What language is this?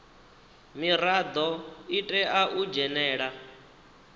Venda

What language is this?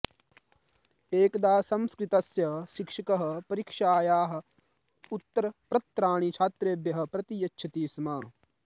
Sanskrit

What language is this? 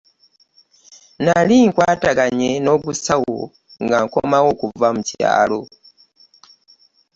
Ganda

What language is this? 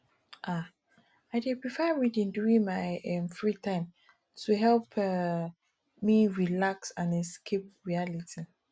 Nigerian Pidgin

